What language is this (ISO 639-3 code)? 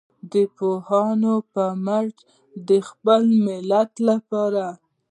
pus